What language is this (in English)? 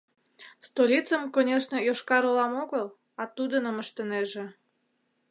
Mari